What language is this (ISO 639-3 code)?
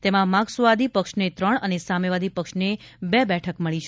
guj